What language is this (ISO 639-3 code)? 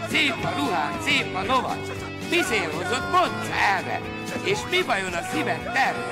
hun